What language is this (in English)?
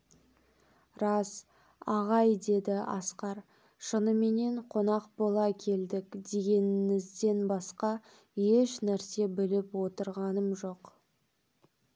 Kazakh